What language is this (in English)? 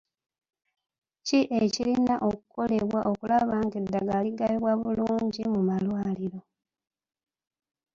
Ganda